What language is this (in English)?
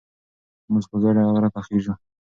Pashto